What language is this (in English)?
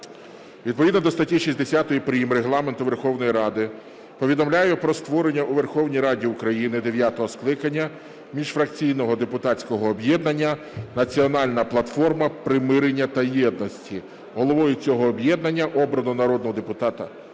Ukrainian